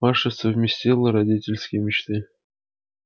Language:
Russian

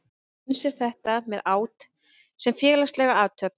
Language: Icelandic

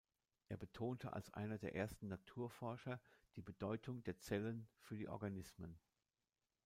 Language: German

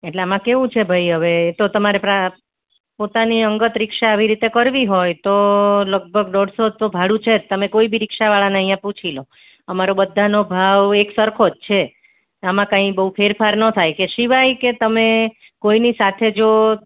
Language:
Gujarati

